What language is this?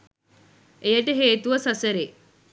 Sinhala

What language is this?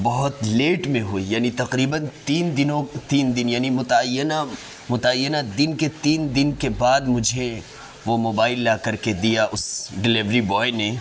Urdu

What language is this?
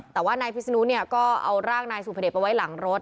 Thai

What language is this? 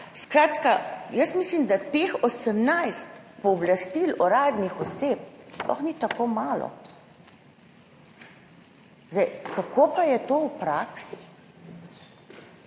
Slovenian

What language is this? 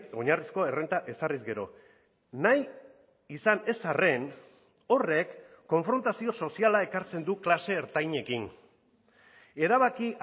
Basque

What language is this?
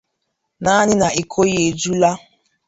Igbo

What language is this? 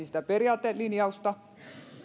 Finnish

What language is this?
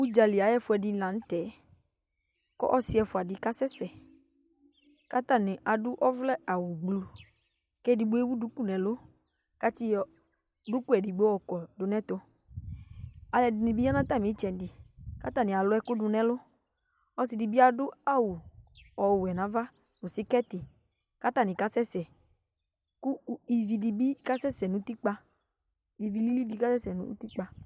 Ikposo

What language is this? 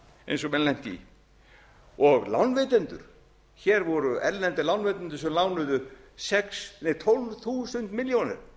Icelandic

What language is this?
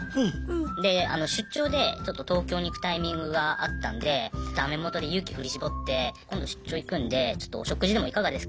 Japanese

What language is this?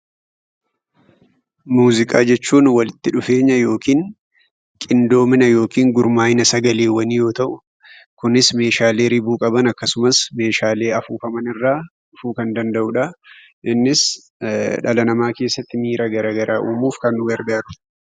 Oromo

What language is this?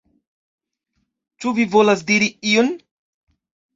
Esperanto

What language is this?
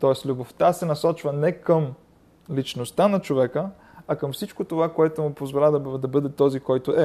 Bulgarian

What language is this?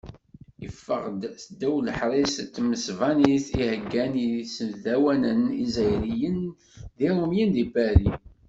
Kabyle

